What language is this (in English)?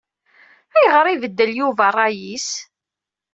Kabyle